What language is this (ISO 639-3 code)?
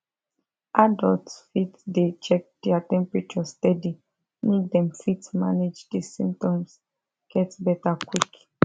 pcm